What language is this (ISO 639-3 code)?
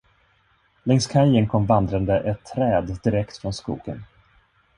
swe